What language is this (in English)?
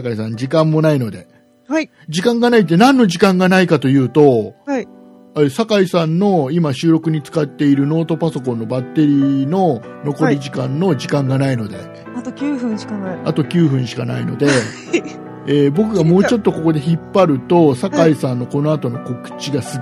Japanese